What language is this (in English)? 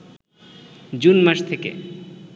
Bangla